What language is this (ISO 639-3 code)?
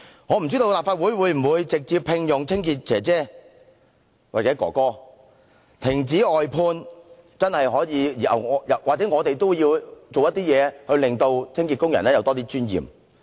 yue